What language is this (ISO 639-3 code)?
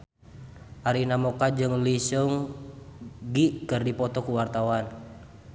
sun